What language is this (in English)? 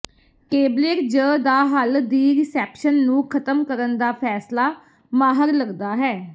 Punjabi